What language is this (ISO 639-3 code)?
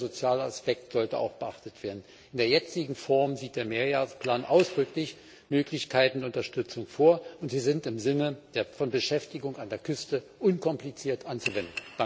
deu